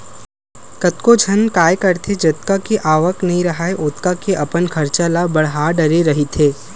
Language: Chhattisgarhi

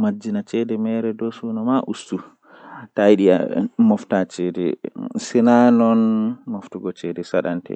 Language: Western Niger Fulfulde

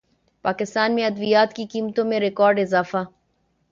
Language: Urdu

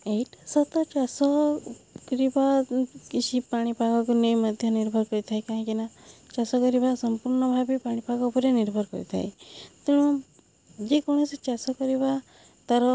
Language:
Odia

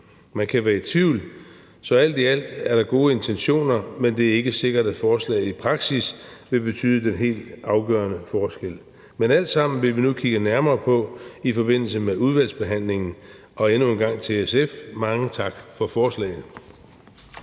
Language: Danish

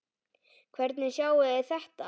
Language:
Icelandic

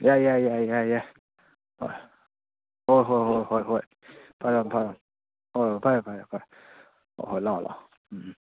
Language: Manipuri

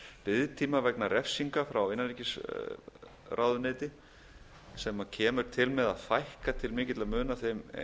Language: Icelandic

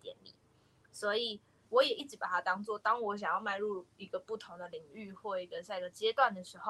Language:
Chinese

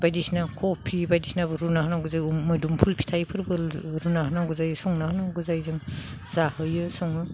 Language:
Bodo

